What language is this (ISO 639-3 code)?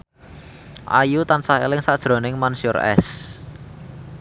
jav